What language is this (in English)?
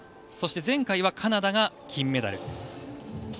Japanese